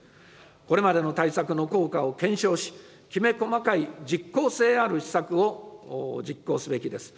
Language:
Japanese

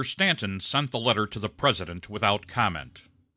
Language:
English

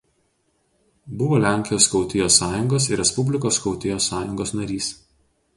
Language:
Lithuanian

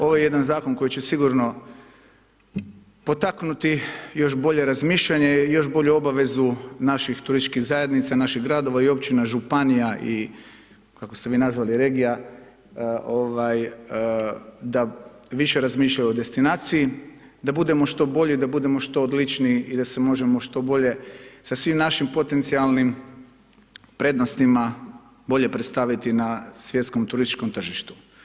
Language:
Croatian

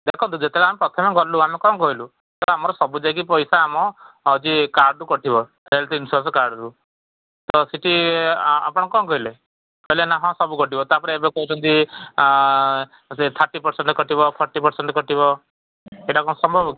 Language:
Odia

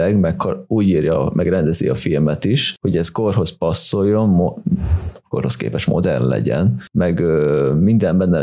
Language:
Hungarian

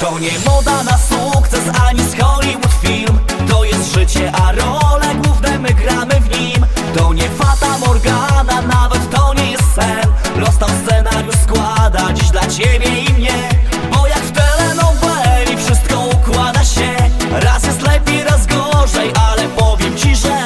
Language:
Polish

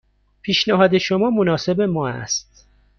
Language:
Persian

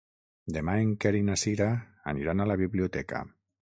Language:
Catalan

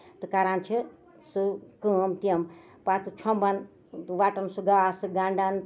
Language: Kashmiri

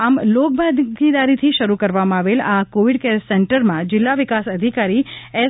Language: Gujarati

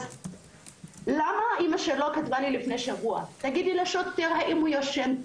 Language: Hebrew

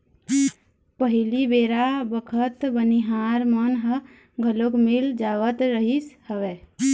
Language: Chhattisgarhi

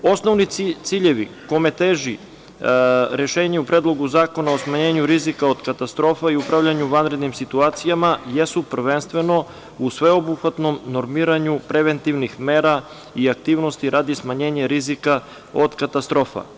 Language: Serbian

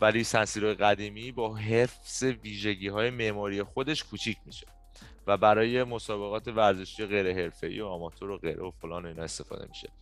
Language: Persian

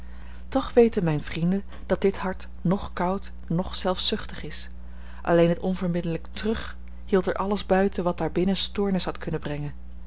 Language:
Dutch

